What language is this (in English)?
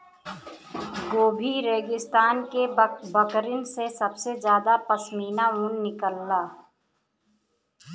Bhojpuri